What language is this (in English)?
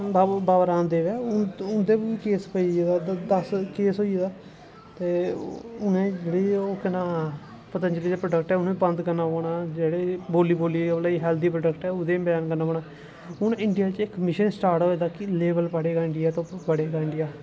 Dogri